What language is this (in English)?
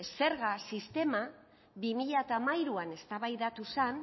Basque